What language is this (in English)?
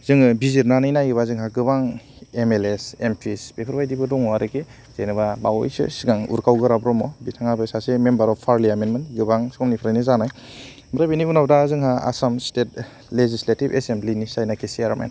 Bodo